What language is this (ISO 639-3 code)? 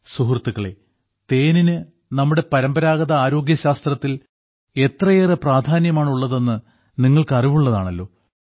mal